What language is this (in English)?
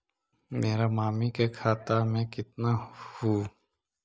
Magahi